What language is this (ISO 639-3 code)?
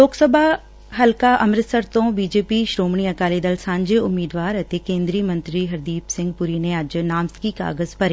pan